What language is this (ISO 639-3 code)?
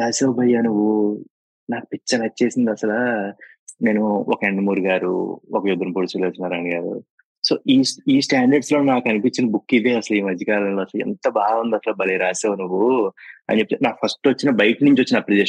tel